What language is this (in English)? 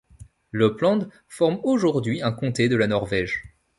French